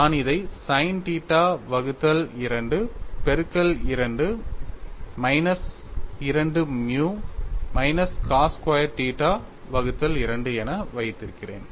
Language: Tamil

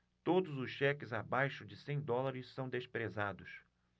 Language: Portuguese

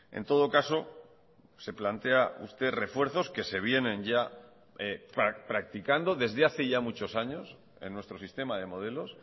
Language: Spanish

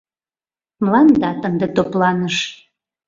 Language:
Mari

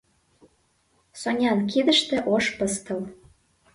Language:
Mari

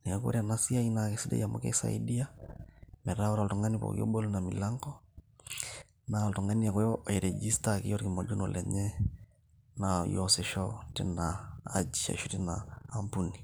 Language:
Masai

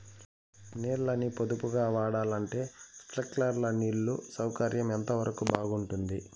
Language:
Telugu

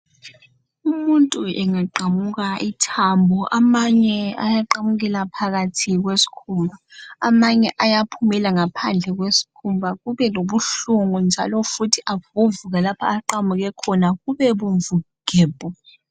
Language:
North Ndebele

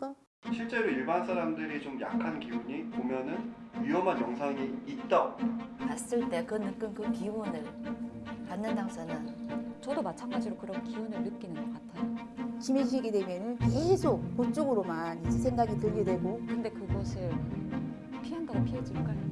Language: Korean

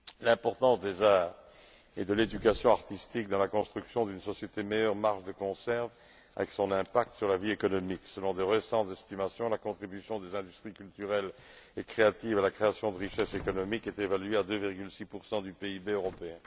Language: French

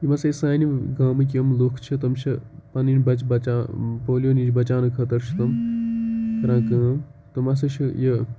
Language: Kashmiri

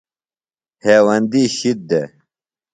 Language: Phalura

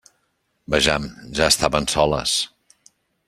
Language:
Catalan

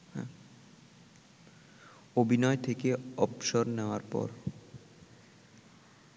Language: Bangla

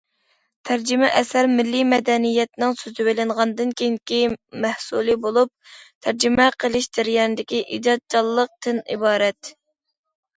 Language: Uyghur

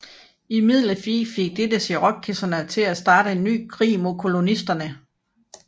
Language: Danish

